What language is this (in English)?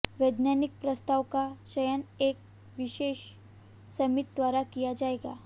Hindi